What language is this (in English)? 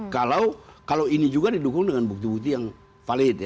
Indonesian